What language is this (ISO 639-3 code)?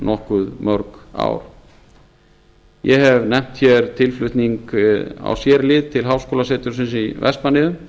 isl